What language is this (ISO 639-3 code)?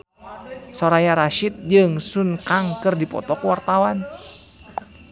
sun